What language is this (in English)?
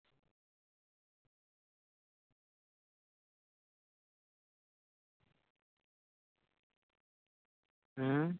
Punjabi